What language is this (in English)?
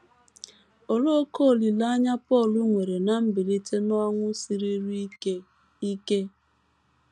Igbo